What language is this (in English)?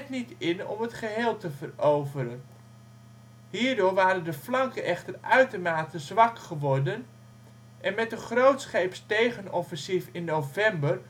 Dutch